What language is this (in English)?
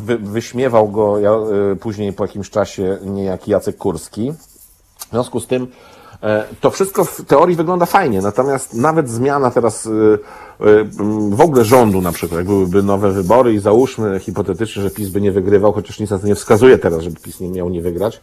Polish